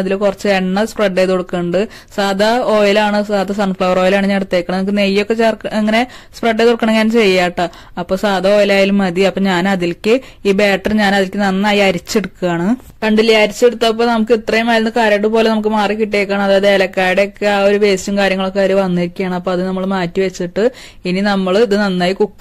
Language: Malayalam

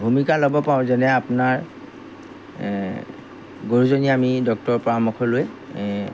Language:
Assamese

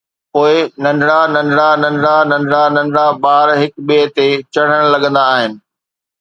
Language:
Sindhi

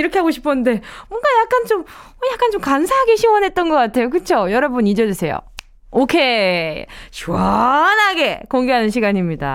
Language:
Korean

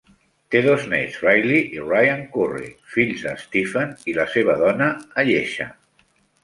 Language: Catalan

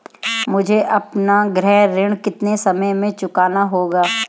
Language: Hindi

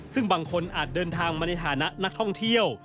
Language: Thai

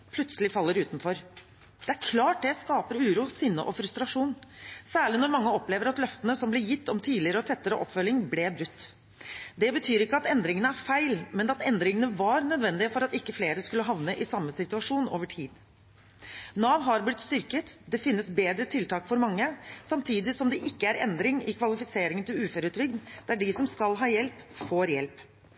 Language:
Norwegian Bokmål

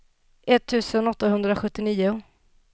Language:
Swedish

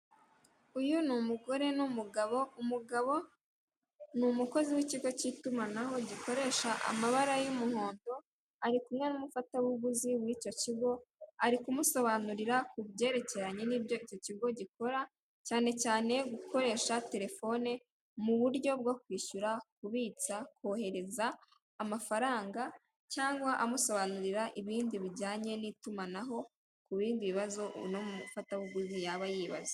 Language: Kinyarwanda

